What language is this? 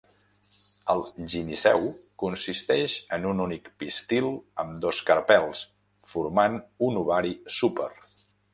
Catalan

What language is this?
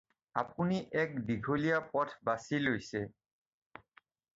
Assamese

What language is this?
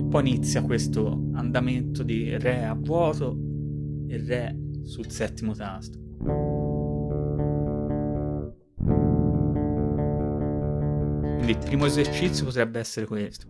Italian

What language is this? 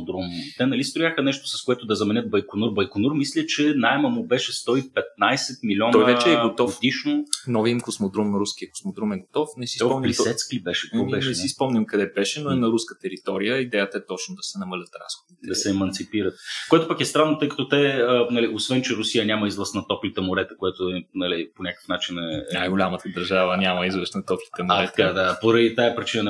Bulgarian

